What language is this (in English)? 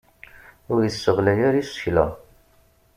Kabyle